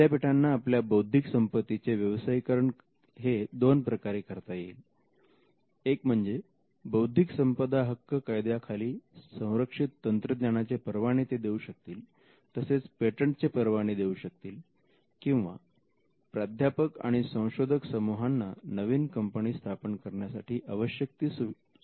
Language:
Marathi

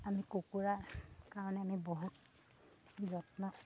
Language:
Assamese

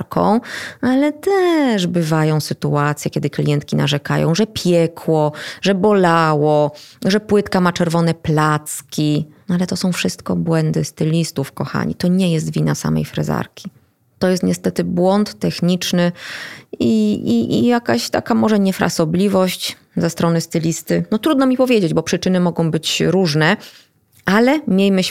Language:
Polish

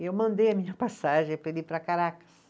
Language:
Portuguese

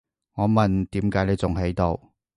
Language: Cantonese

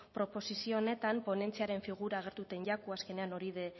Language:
Basque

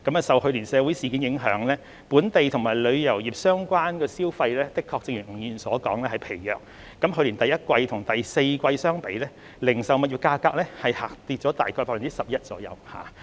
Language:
Cantonese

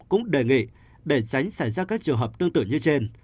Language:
Vietnamese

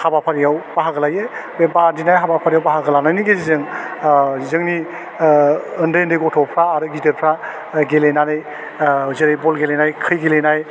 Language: Bodo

